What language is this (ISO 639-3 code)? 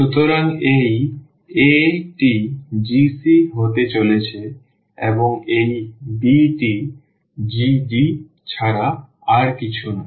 ben